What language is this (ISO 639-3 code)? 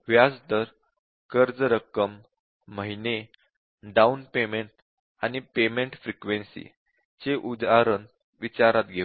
mar